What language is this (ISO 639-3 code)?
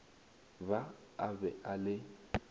nso